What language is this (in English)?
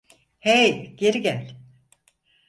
Turkish